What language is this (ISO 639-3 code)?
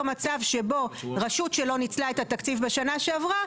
heb